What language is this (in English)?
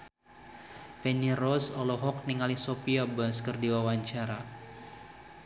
Sundanese